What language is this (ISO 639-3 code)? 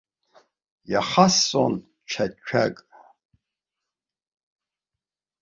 abk